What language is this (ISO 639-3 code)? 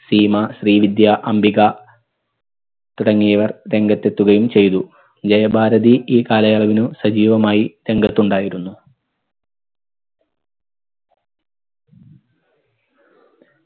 mal